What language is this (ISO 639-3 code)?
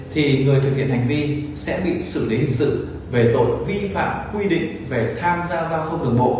vie